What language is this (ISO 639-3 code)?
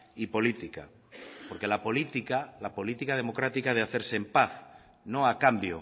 spa